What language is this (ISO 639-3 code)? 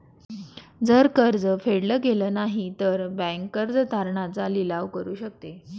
mar